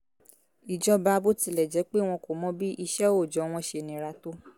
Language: Yoruba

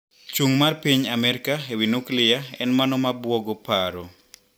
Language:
Luo (Kenya and Tanzania)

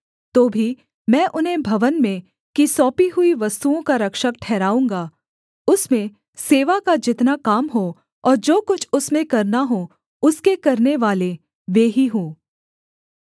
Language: Hindi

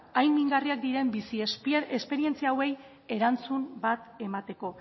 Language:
Basque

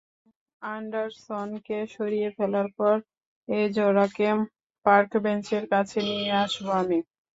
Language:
Bangla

